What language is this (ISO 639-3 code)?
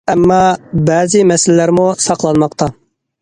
uig